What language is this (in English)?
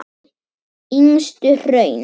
Icelandic